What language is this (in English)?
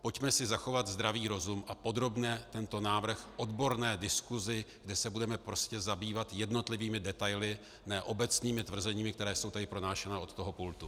Czech